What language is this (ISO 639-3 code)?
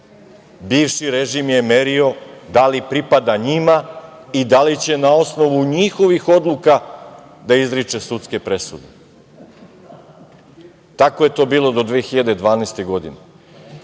srp